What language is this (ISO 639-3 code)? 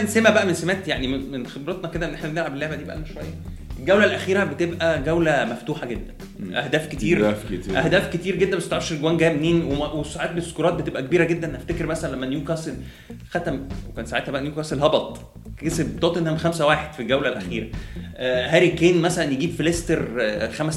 ara